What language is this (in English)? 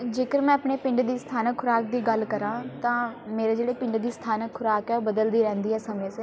Punjabi